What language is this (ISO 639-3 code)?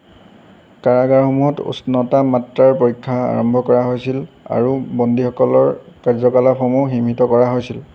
asm